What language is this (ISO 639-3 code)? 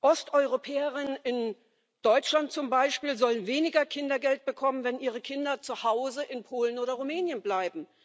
deu